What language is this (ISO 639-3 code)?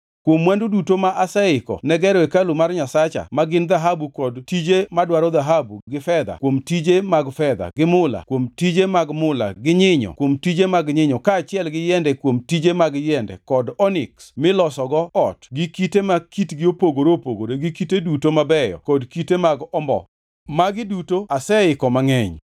luo